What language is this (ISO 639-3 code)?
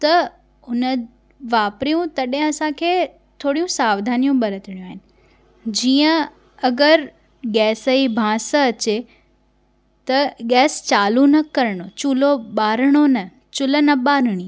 snd